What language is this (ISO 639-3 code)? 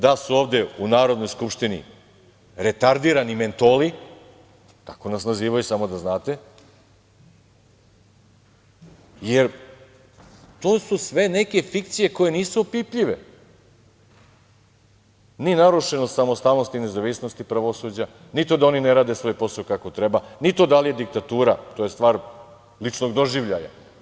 srp